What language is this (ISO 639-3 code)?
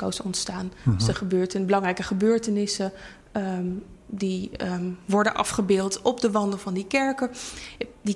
nld